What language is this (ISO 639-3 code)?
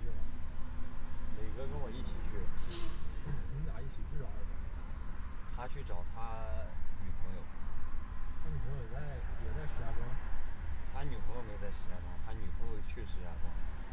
zho